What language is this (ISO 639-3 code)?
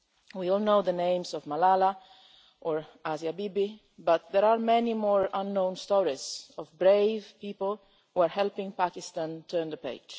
eng